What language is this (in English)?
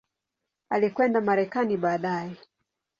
Swahili